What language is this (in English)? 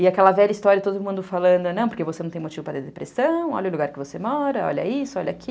Portuguese